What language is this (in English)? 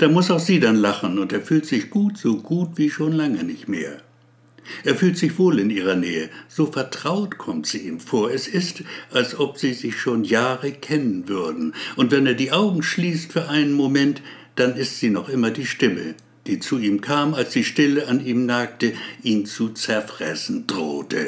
German